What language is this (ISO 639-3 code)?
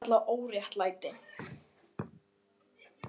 isl